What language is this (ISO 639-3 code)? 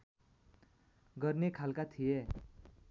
nep